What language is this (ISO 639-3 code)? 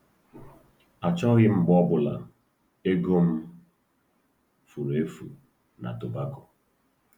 ibo